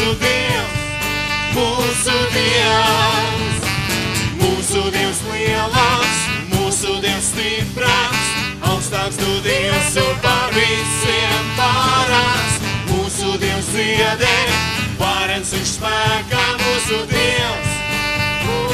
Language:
Latvian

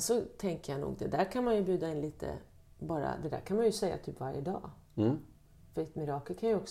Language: Swedish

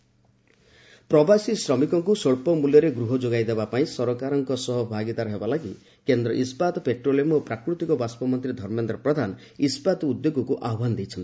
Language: Odia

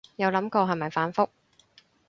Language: Cantonese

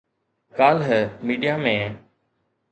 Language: Sindhi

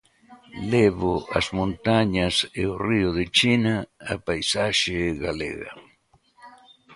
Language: Galician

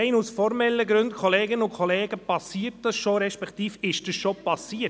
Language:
Swiss German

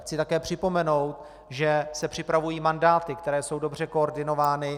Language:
Czech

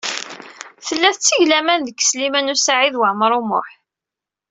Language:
Kabyle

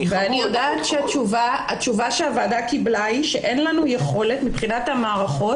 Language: Hebrew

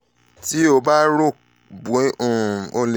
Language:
Yoruba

